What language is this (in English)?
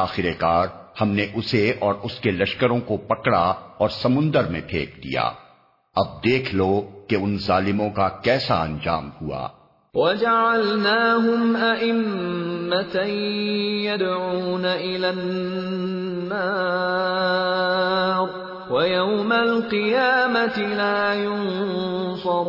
Urdu